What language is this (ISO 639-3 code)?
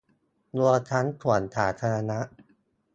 tha